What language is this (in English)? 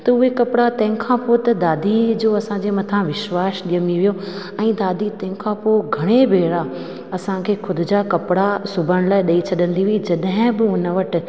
Sindhi